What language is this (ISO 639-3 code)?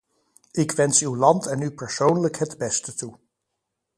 nld